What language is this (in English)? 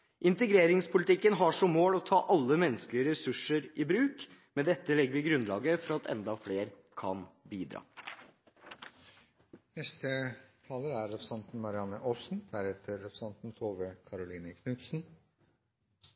Norwegian Bokmål